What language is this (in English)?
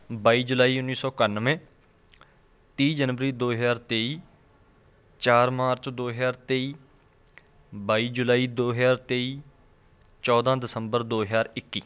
Punjabi